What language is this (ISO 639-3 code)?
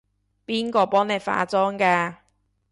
yue